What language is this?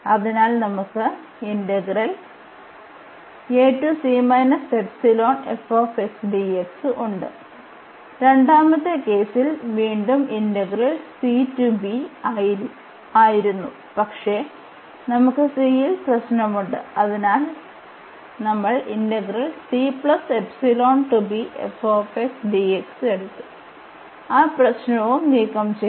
Malayalam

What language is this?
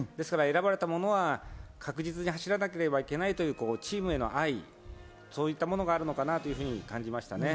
Japanese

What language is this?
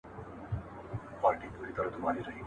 Pashto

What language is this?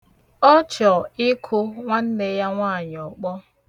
Igbo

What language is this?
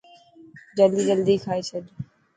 Dhatki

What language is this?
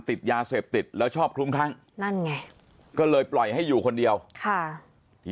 Thai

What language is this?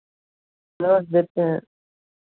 Hindi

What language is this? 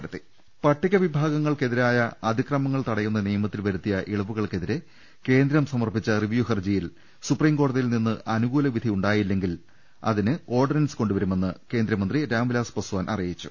Malayalam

